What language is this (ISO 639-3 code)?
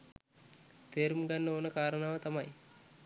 sin